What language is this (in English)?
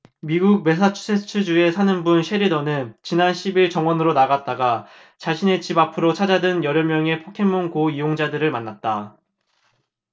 Korean